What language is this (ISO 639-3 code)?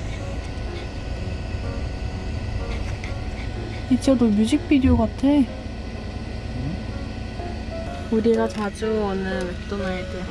kor